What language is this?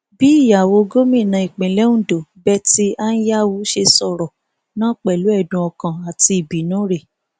Yoruba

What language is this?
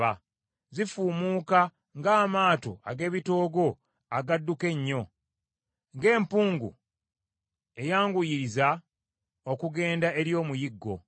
Ganda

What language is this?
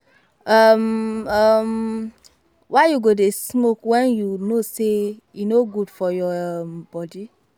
Nigerian Pidgin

